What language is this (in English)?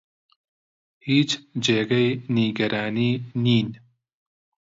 Central Kurdish